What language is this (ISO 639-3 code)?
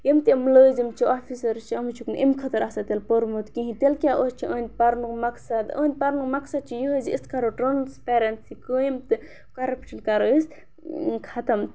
kas